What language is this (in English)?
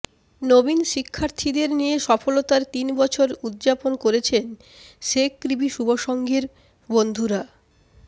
Bangla